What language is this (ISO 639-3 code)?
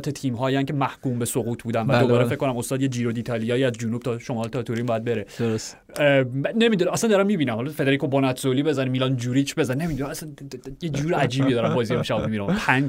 fas